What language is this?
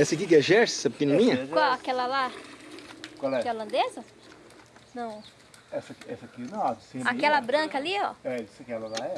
Portuguese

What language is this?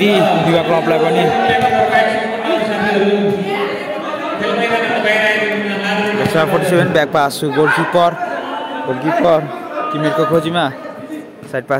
Indonesian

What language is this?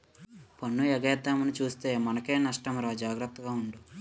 Telugu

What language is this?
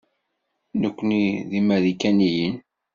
Kabyle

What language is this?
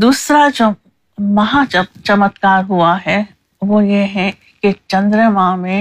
Urdu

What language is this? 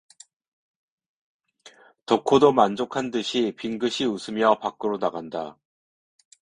Korean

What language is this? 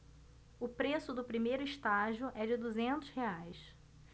Portuguese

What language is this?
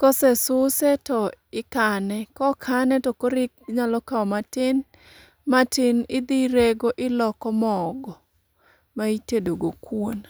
Luo (Kenya and Tanzania)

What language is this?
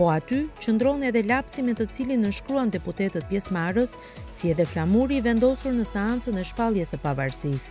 Romanian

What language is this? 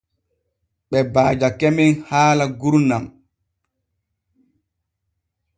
Borgu Fulfulde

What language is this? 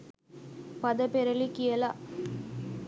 Sinhala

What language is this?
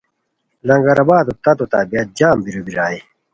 Khowar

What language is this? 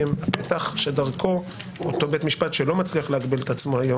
Hebrew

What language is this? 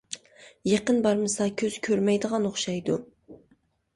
Uyghur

